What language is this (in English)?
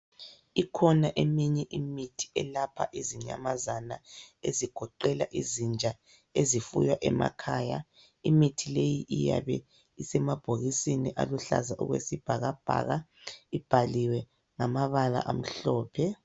North Ndebele